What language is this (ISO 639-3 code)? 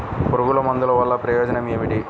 tel